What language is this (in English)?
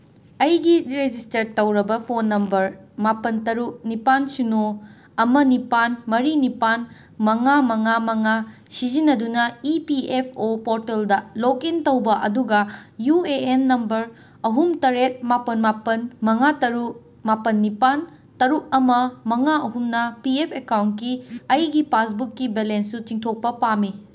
Manipuri